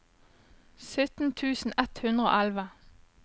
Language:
Norwegian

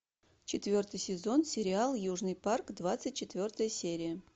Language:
Russian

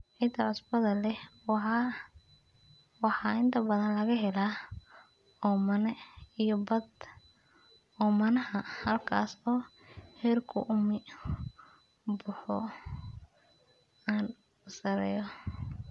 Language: Somali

